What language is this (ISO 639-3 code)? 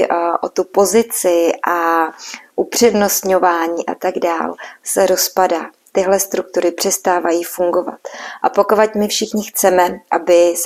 ces